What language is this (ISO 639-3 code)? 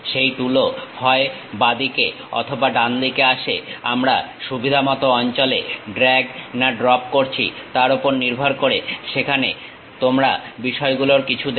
ben